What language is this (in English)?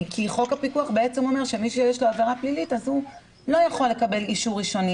Hebrew